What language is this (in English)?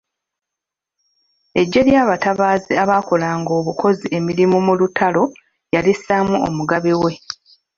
Ganda